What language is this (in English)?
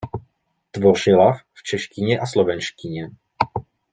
Czech